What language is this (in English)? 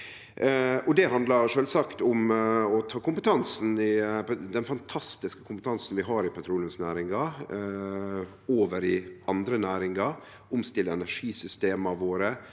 Norwegian